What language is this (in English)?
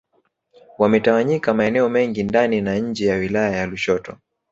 Swahili